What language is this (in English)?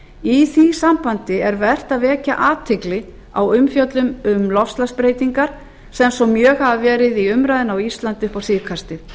Icelandic